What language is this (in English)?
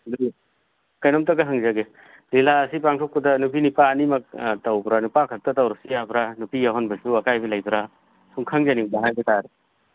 Manipuri